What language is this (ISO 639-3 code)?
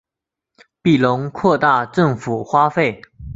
zho